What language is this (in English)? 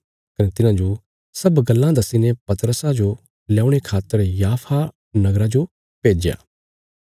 Bilaspuri